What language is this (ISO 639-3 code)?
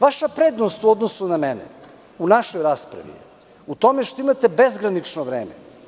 srp